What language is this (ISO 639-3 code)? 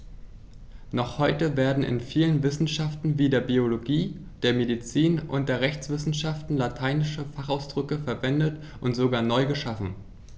deu